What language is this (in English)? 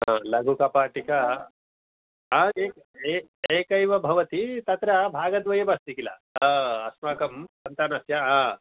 Sanskrit